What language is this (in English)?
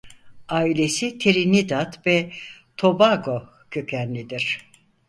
Turkish